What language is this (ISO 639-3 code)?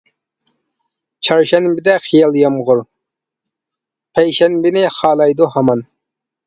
uig